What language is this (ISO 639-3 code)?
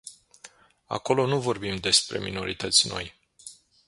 ron